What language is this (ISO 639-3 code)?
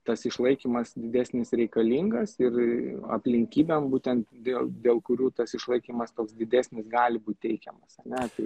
lit